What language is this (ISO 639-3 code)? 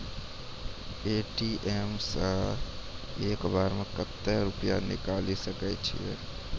mai